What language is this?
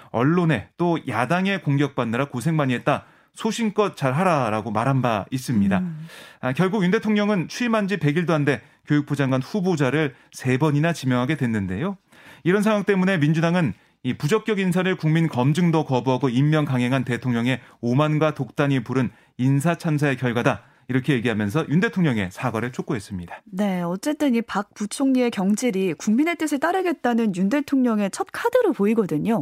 Korean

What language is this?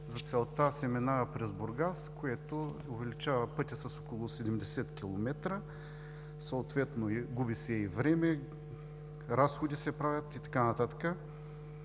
Bulgarian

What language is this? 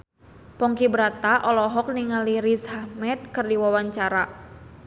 Sundanese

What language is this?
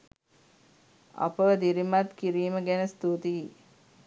Sinhala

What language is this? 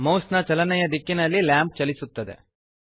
Kannada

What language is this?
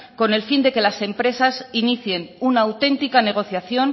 Spanish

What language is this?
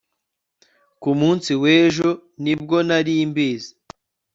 Kinyarwanda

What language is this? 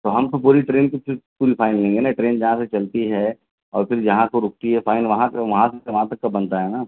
Urdu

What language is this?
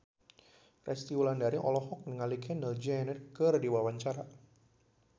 Sundanese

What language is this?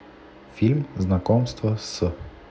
Russian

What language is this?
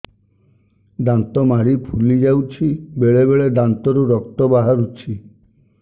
Odia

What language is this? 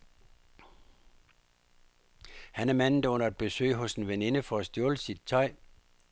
Danish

